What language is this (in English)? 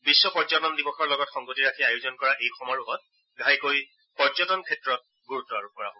Assamese